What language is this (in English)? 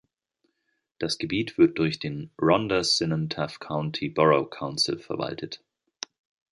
German